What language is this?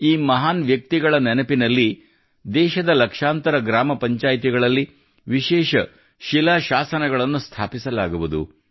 Kannada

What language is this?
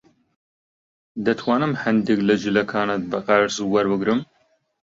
Central Kurdish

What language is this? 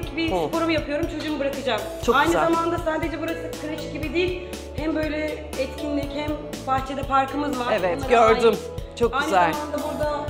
Turkish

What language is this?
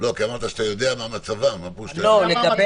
Hebrew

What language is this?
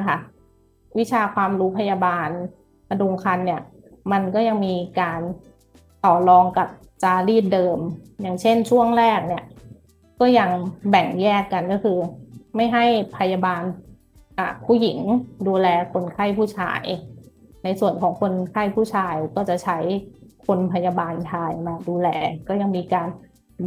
Thai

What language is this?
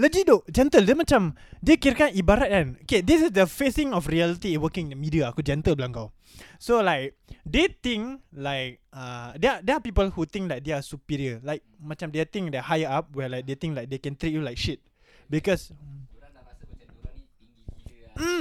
Malay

